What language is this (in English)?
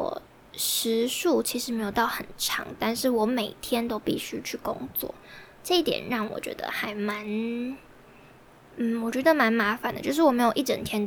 Chinese